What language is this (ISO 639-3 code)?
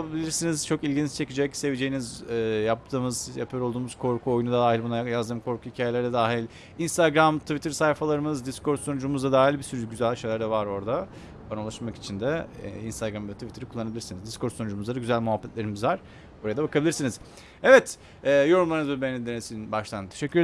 tur